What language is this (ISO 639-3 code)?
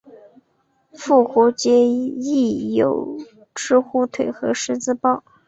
zho